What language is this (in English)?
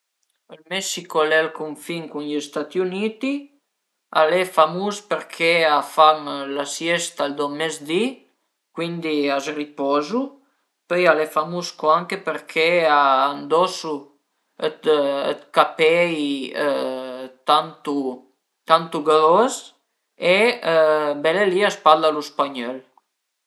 Piedmontese